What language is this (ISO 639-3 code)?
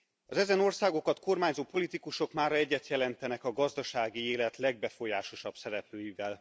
hun